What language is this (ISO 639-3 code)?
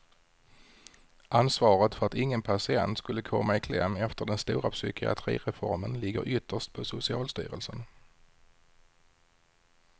swe